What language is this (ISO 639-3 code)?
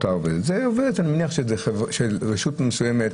heb